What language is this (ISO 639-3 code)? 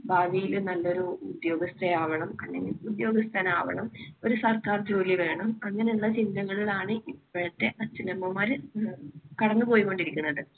mal